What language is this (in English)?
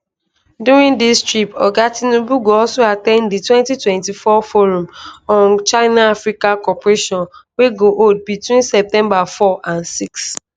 Nigerian Pidgin